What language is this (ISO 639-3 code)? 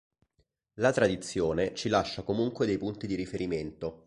ita